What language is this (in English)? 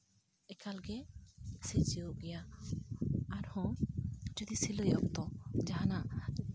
Santali